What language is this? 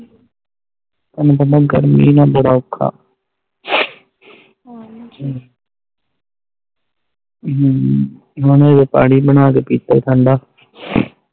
Punjabi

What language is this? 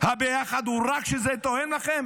Hebrew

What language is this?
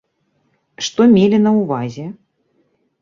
Belarusian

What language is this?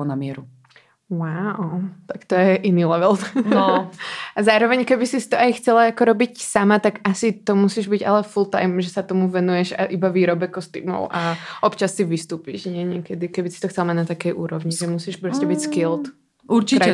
Czech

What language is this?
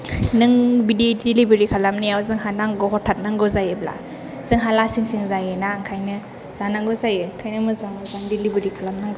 Bodo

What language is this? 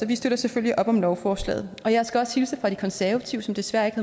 Danish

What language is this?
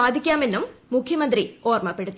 Malayalam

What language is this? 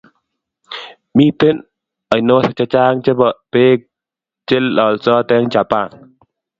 Kalenjin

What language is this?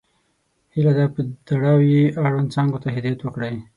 Pashto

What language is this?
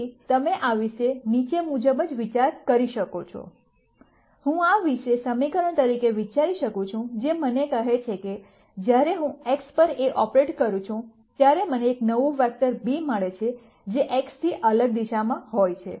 Gujarati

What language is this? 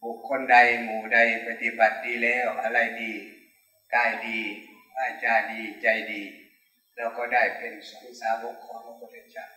Thai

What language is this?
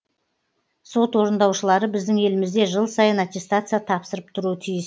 Kazakh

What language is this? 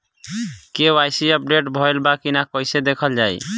Bhojpuri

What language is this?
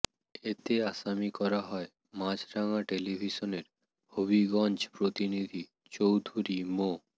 Bangla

